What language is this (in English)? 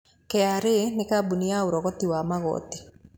Kikuyu